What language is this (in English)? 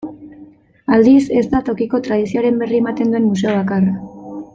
Basque